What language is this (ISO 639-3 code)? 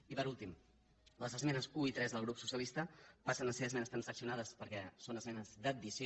cat